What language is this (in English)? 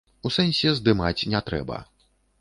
Belarusian